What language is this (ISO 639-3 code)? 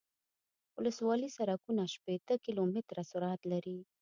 pus